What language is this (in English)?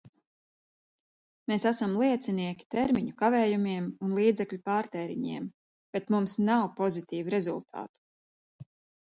Latvian